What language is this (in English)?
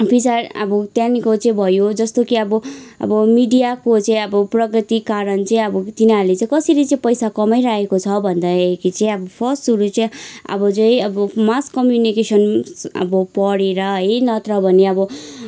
Nepali